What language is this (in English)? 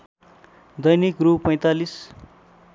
Nepali